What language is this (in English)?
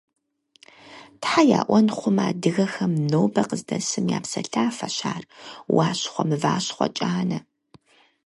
Kabardian